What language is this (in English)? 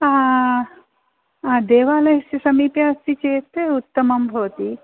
Sanskrit